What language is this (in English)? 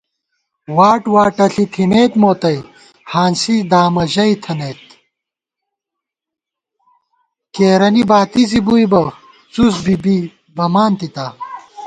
Gawar-Bati